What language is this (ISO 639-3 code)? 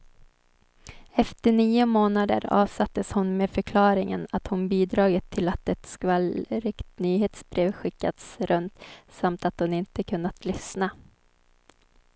swe